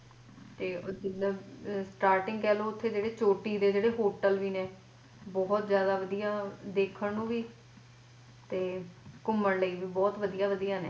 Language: Punjabi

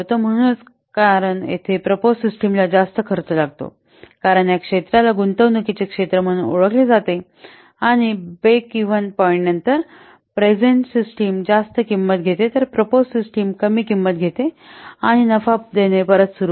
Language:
Marathi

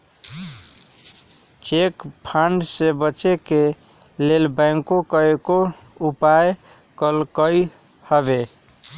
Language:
Magahi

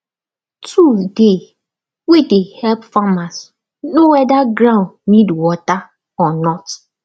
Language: Nigerian Pidgin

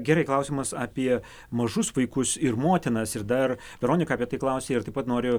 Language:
Lithuanian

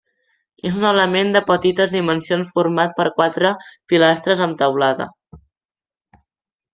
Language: Catalan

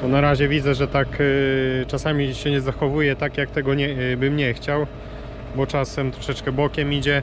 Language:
Polish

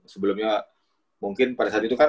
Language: Indonesian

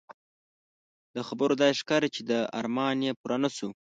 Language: Pashto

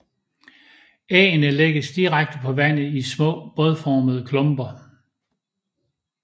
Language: Danish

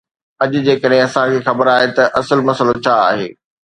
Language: Sindhi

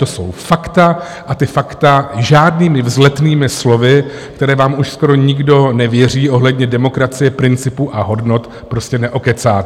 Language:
Czech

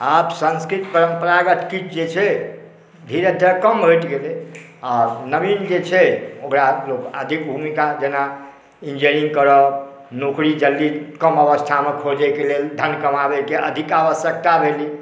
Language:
Maithili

